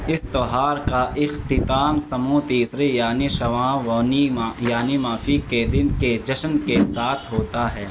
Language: Urdu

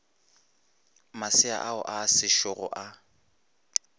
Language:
Northern Sotho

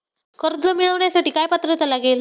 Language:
Marathi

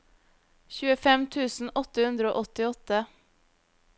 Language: Norwegian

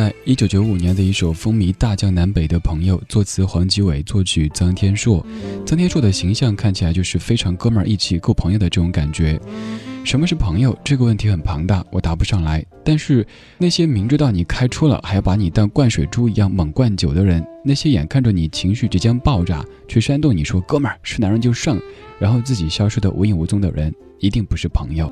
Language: Chinese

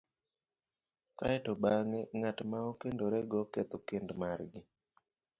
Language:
Luo (Kenya and Tanzania)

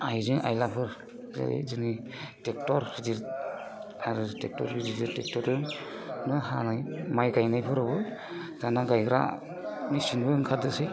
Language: Bodo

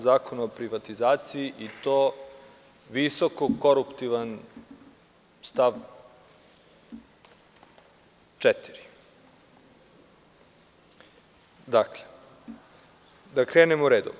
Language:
Serbian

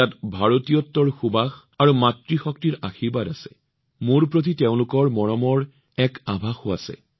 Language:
Assamese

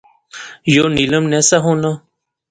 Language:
Pahari-Potwari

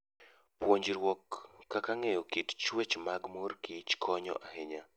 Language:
Luo (Kenya and Tanzania)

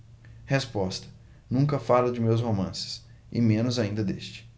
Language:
Portuguese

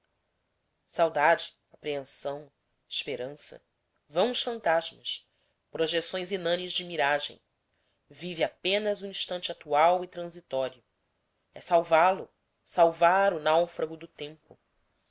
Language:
Portuguese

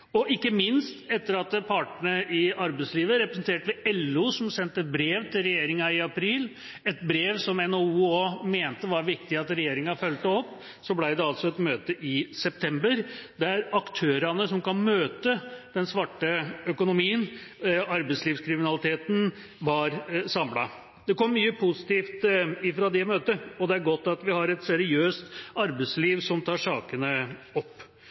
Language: Norwegian Bokmål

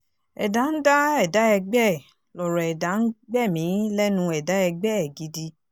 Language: Yoruba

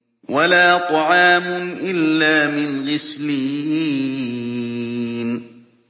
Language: Arabic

